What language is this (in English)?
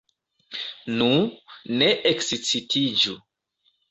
Esperanto